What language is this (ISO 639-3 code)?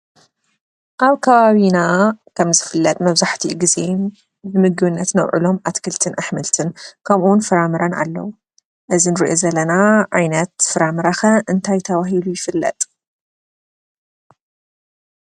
tir